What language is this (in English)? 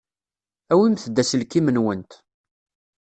Kabyle